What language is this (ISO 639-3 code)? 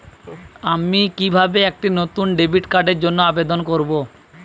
ben